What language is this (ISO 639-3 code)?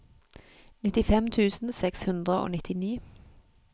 nor